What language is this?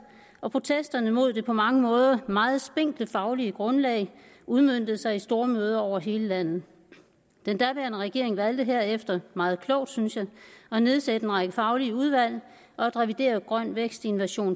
Danish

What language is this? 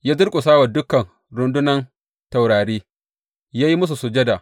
Hausa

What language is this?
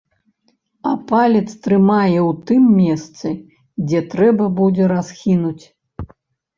Belarusian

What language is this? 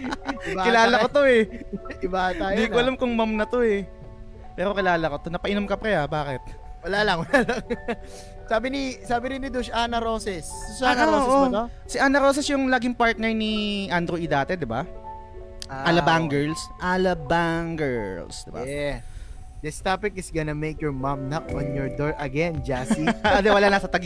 Filipino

